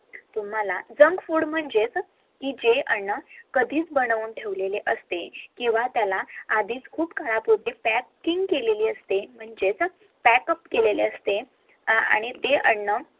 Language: Marathi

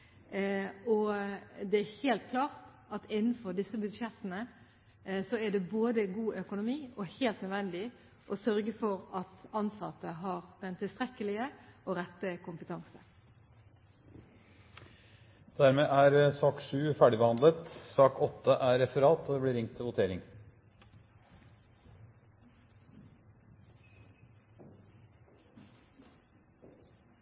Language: Norwegian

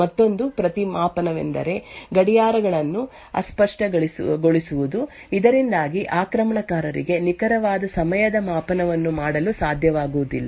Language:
Kannada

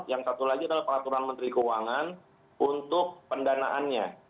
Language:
Indonesian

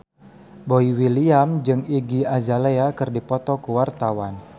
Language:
Sundanese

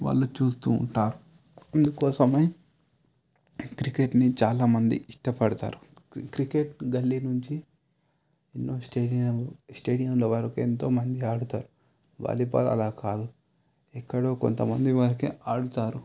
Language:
Telugu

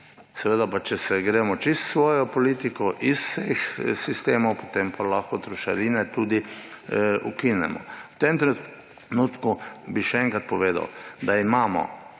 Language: Slovenian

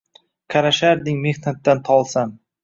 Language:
Uzbek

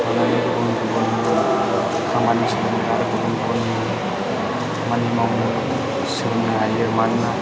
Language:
Bodo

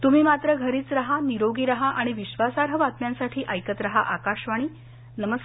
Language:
Marathi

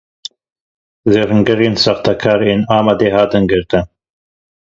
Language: Kurdish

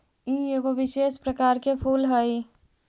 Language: Magahi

